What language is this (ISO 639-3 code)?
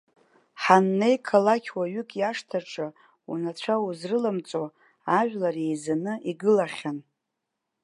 abk